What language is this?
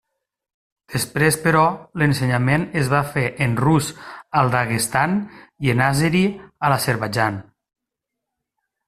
Catalan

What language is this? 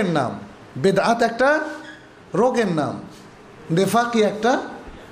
Bangla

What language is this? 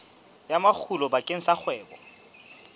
Southern Sotho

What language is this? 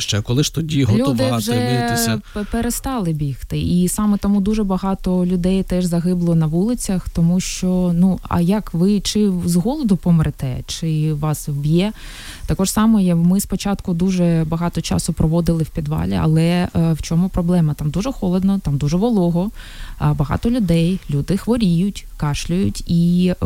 Ukrainian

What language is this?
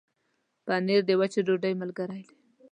Pashto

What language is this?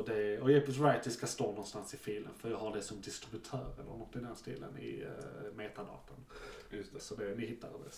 Swedish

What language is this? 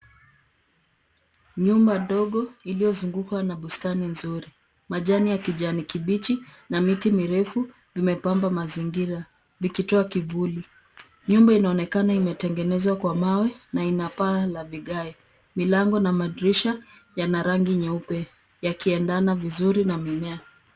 Swahili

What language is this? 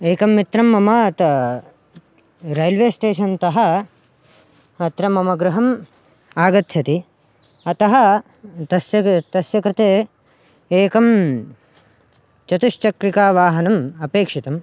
Sanskrit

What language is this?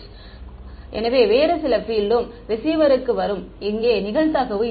Tamil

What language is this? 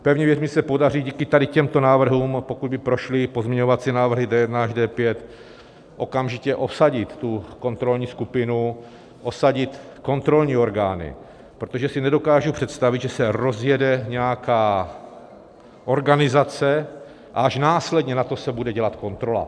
Czech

